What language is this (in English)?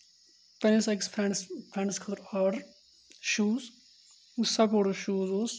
Kashmiri